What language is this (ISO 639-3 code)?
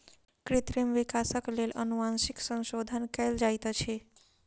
mai